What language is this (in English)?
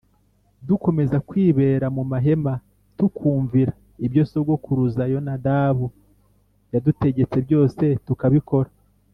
Kinyarwanda